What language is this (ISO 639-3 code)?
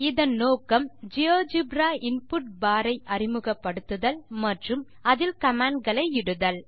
tam